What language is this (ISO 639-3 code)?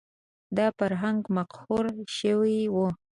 pus